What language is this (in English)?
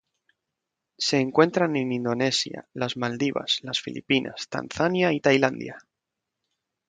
Spanish